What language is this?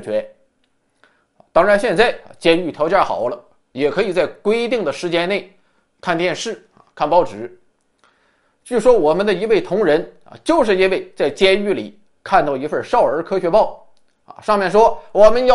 Chinese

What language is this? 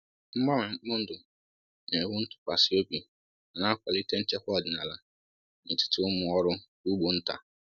Igbo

